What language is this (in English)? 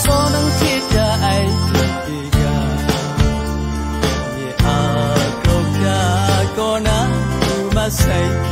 Thai